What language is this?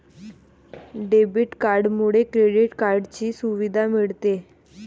Marathi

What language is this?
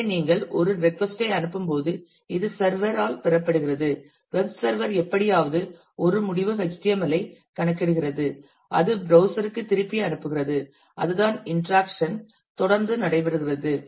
Tamil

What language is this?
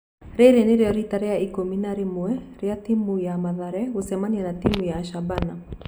Kikuyu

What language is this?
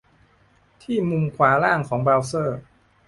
Thai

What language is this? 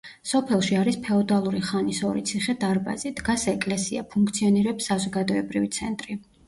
Georgian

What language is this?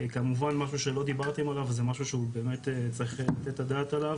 Hebrew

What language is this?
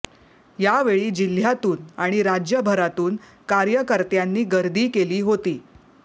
Marathi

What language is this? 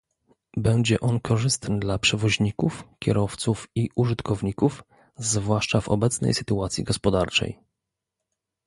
Polish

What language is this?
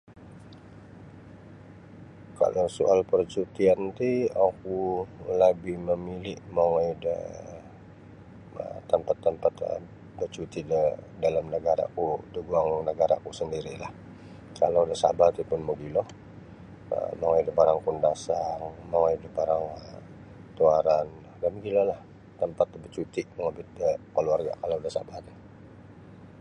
Sabah Bisaya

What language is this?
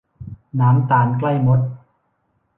Thai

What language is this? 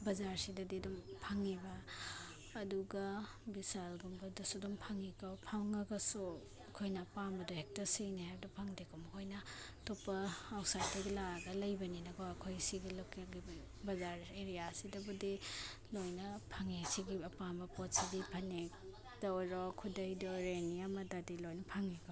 Manipuri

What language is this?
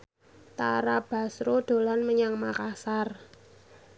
Javanese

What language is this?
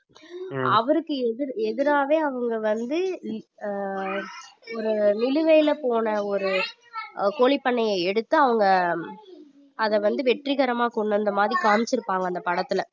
Tamil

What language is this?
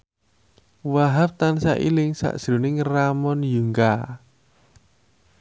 Javanese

